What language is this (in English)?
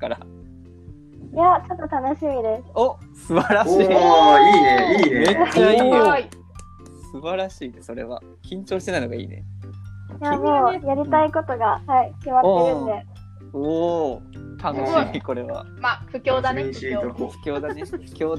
Japanese